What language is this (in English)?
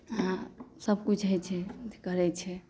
Maithili